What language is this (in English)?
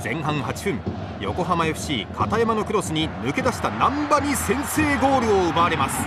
Japanese